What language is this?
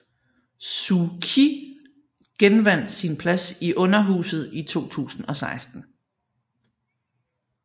Danish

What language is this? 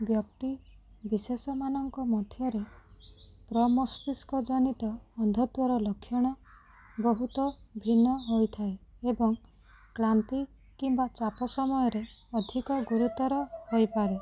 Odia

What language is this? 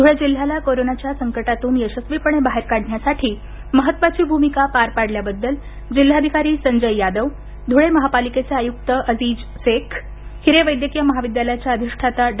Marathi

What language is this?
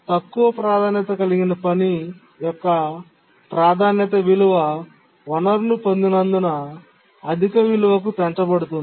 Telugu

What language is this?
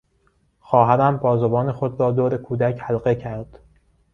Persian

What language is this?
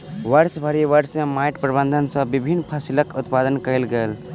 Maithili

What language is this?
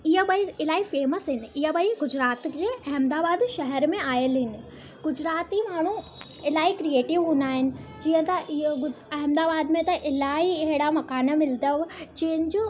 Sindhi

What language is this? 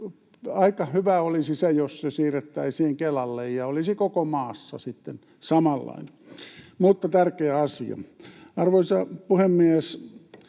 Finnish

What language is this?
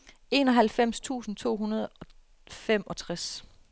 Danish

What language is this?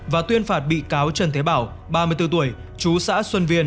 Vietnamese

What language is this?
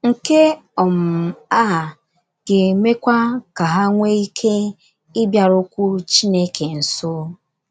Igbo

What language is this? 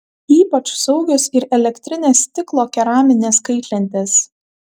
Lithuanian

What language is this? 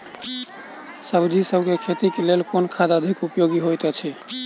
Maithili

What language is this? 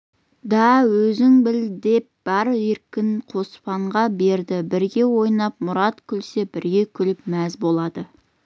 Kazakh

